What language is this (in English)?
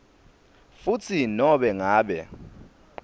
Swati